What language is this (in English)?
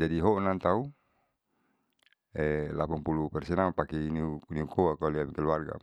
Saleman